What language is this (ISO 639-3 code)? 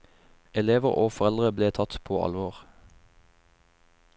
nor